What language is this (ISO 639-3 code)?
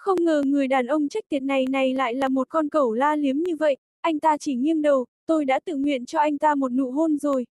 vie